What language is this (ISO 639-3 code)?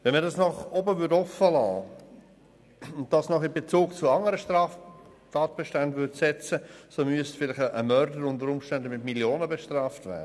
gsw